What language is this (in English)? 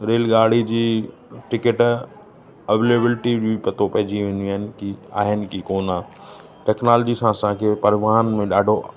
Sindhi